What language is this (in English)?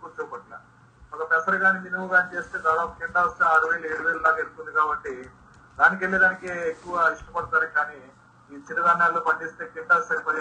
Telugu